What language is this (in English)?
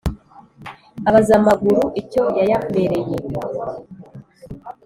Kinyarwanda